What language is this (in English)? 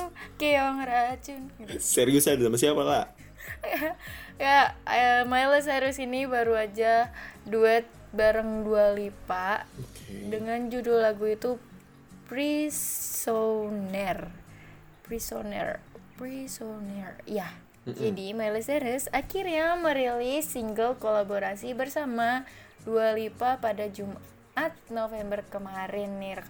Indonesian